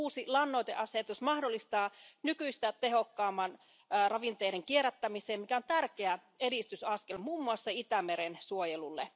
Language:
Finnish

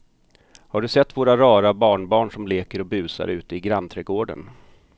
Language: Swedish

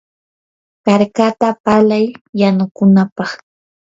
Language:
Yanahuanca Pasco Quechua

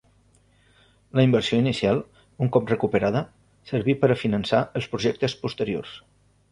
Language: Catalan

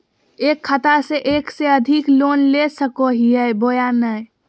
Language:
Magahi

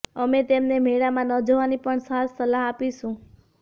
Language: Gujarati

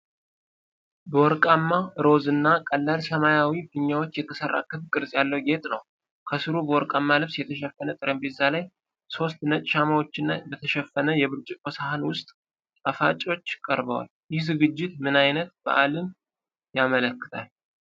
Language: Amharic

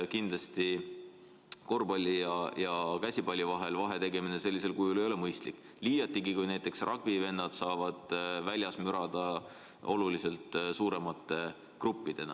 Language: Estonian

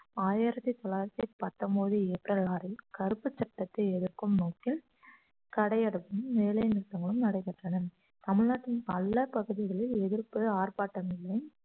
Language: Tamil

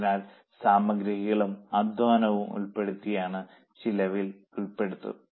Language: Malayalam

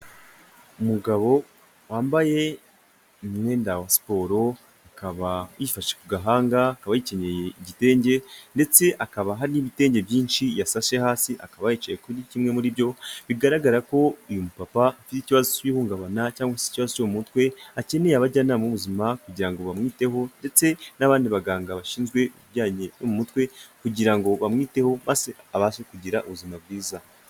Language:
Kinyarwanda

